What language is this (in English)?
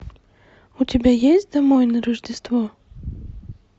Russian